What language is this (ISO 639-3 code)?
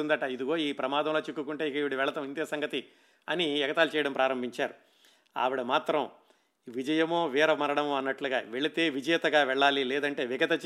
tel